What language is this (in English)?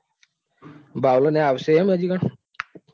Gujarati